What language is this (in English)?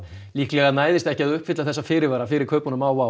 Icelandic